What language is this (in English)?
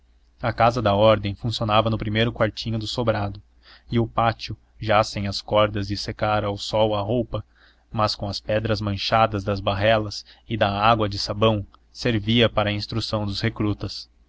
Portuguese